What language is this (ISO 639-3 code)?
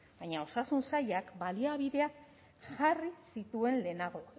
eus